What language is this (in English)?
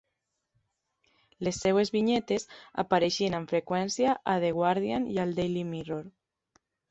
Catalan